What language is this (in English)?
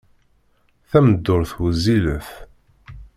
Kabyle